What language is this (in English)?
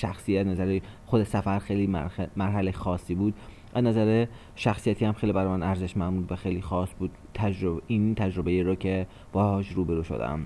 Persian